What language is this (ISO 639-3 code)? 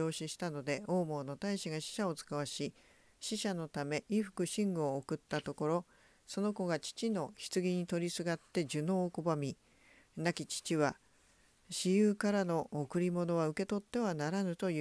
jpn